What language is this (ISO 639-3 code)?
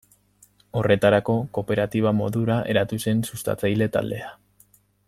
eus